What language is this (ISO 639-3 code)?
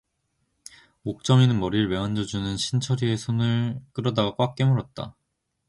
kor